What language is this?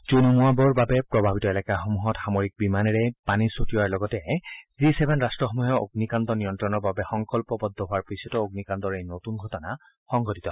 Assamese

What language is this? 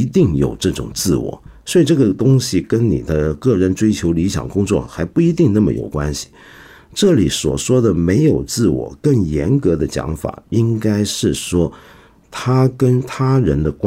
Chinese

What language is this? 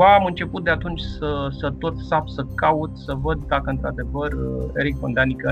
Romanian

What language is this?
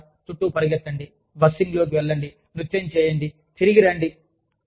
Telugu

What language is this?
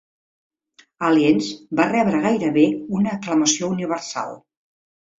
Catalan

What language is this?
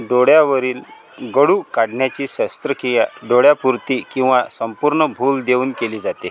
Marathi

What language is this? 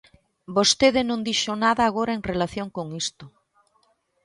Galician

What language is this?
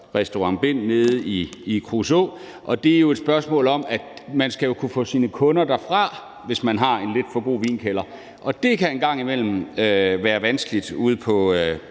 Danish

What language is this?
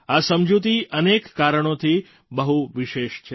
Gujarati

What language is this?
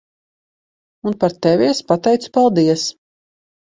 Latvian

